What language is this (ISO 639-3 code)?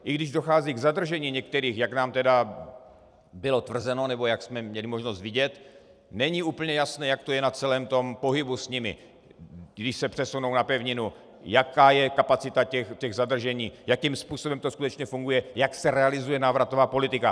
ces